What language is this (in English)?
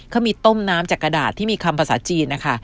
Thai